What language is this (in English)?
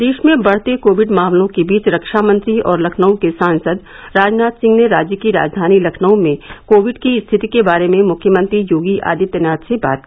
Hindi